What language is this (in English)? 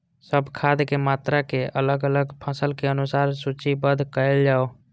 Maithili